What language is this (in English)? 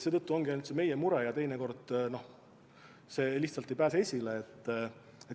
Estonian